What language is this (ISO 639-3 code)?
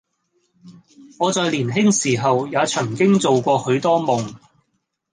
yue